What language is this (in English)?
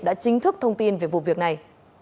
Vietnamese